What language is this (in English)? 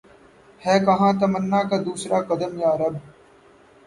Urdu